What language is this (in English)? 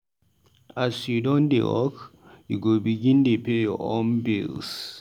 Nigerian Pidgin